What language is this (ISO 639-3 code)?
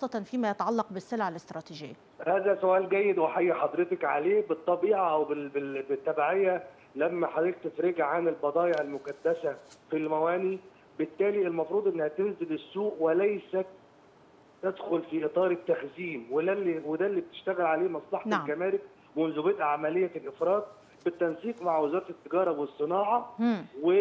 ara